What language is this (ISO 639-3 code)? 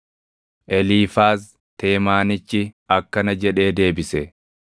orm